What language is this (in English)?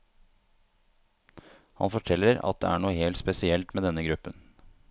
Norwegian